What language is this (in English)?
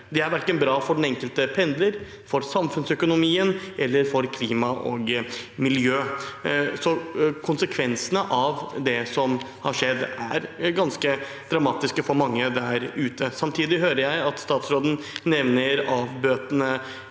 Norwegian